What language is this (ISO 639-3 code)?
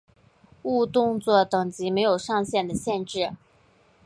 zho